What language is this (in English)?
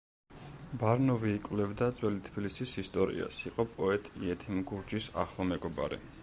Georgian